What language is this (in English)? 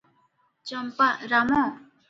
Odia